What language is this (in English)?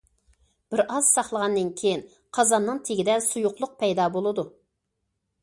Uyghur